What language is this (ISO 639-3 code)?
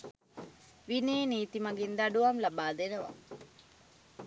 sin